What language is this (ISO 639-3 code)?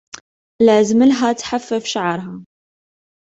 ara